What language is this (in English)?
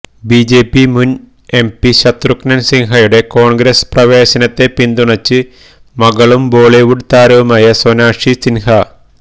Malayalam